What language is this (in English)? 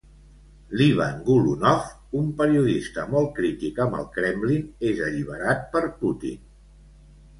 Catalan